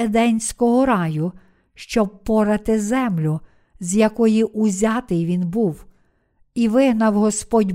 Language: Ukrainian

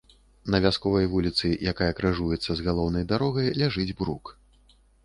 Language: Belarusian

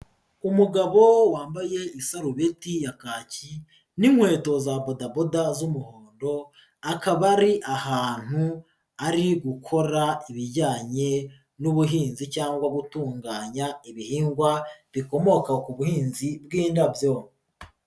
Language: Kinyarwanda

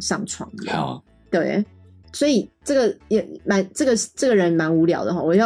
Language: Chinese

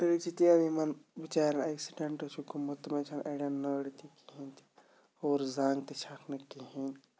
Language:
Kashmiri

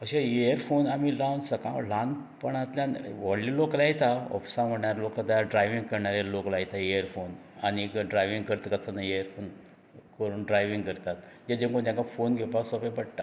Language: Konkani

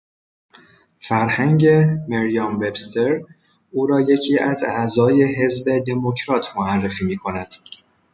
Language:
Persian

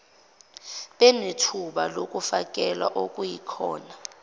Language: Zulu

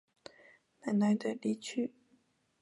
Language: Chinese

